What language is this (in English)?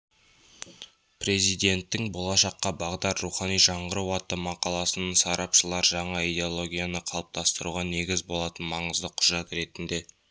Kazakh